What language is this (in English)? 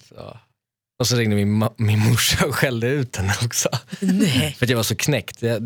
Swedish